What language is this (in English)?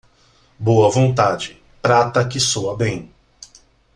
Portuguese